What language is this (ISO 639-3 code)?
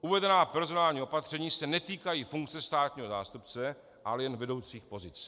ces